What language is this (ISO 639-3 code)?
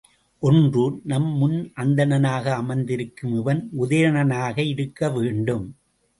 tam